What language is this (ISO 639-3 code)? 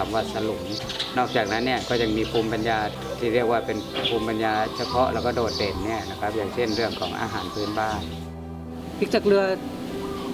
tha